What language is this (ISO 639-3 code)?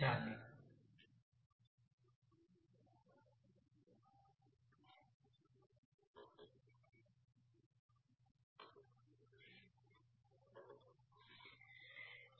tel